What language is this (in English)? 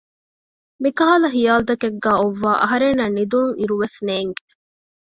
Divehi